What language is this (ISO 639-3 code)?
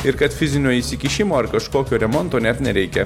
lit